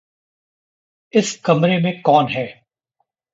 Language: Hindi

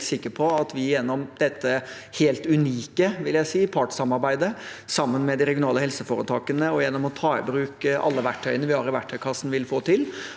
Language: Norwegian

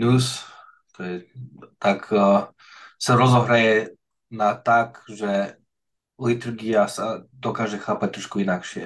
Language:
Slovak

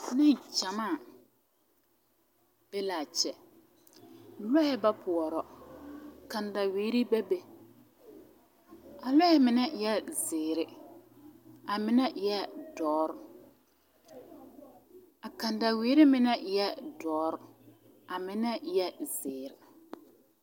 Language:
Southern Dagaare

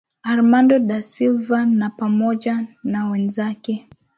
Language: Swahili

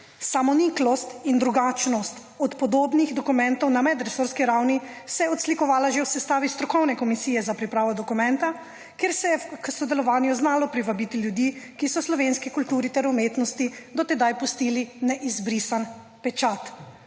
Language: Slovenian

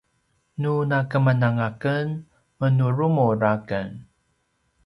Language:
Paiwan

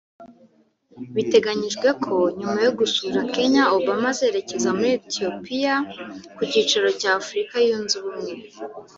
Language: Kinyarwanda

